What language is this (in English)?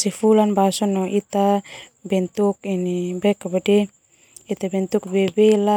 Termanu